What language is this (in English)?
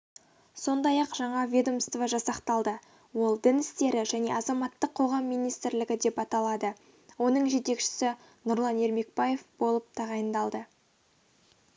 Kazakh